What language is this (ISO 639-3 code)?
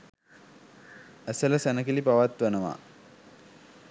sin